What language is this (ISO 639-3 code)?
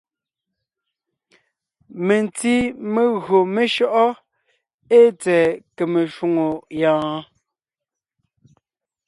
nnh